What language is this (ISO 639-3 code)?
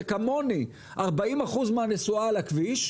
heb